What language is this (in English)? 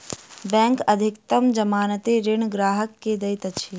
Maithili